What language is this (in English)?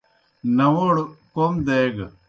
Kohistani Shina